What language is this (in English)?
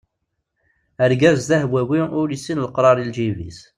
Kabyle